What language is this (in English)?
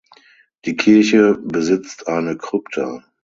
German